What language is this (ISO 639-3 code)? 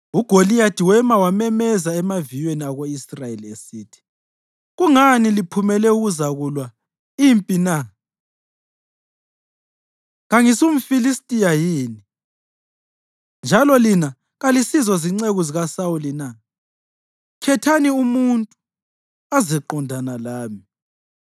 nde